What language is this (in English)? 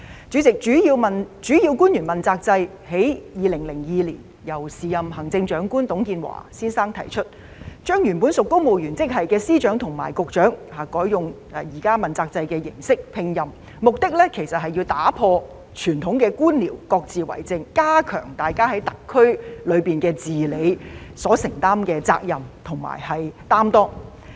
Cantonese